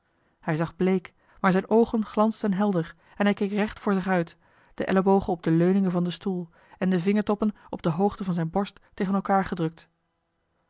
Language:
Dutch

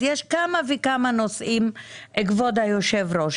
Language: Hebrew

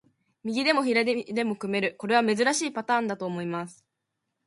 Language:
Japanese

